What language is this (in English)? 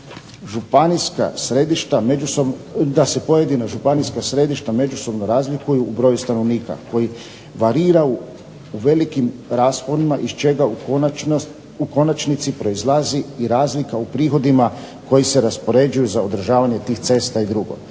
Croatian